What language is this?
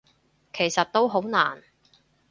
Cantonese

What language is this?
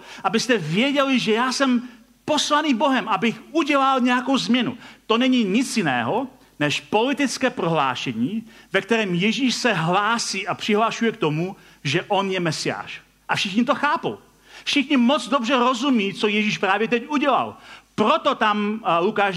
Czech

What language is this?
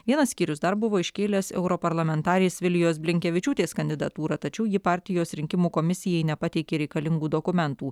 Lithuanian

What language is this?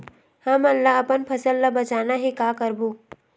Chhattisgarhi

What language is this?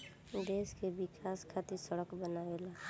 Bhojpuri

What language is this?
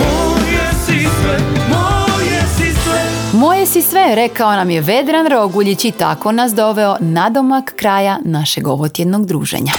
Croatian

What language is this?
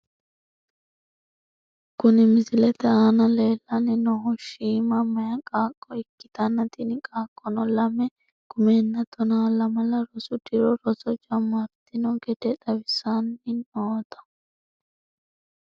Sidamo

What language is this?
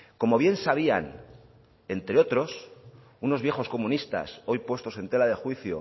Spanish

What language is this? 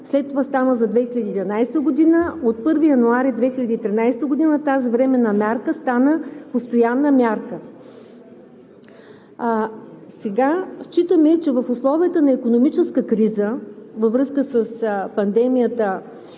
Bulgarian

